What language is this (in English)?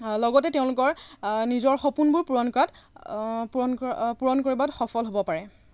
Assamese